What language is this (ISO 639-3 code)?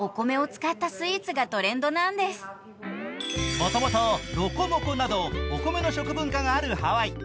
jpn